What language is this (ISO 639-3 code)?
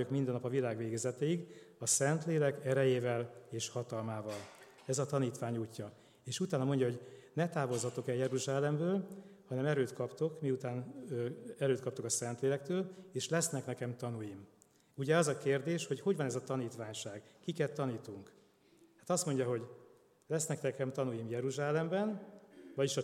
hun